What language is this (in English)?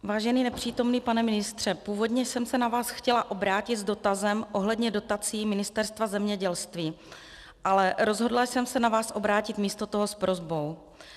Czech